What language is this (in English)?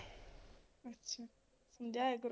Punjabi